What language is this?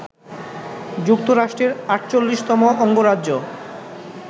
Bangla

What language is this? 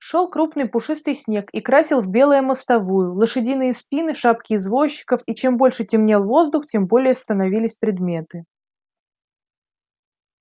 Russian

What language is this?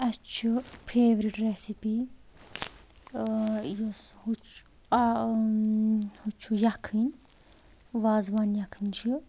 Kashmiri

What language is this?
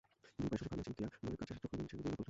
Bangla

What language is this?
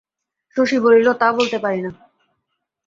Bangla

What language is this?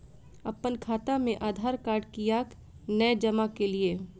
Maithili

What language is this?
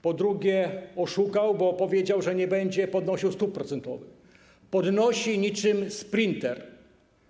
Polish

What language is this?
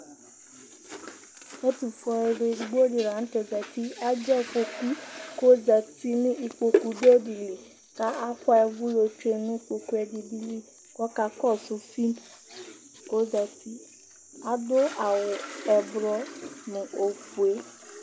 Ikposo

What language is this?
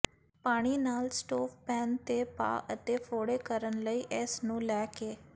Punjabi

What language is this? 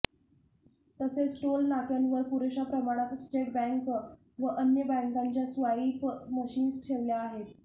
Marathi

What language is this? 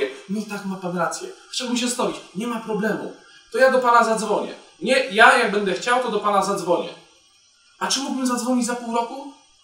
Polish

